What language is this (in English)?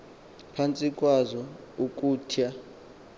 Xhosa